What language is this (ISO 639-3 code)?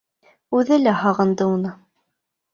bak